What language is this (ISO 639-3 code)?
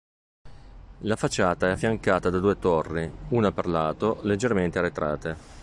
ita